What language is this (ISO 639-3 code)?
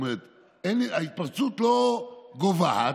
heb